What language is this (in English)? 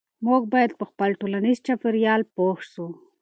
Pashto